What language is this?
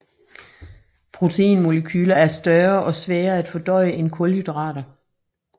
Danish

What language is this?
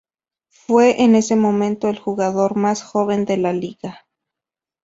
Spanish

